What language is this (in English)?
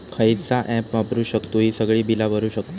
Marathi